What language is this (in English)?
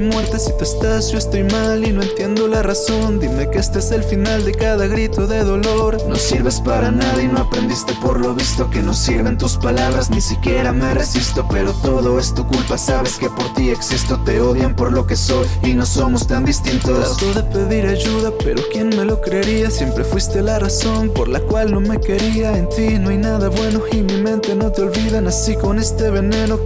Spanish